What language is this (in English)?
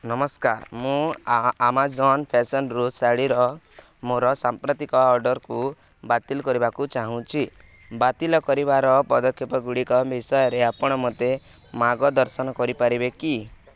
Odia